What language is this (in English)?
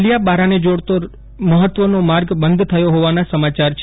Gujarati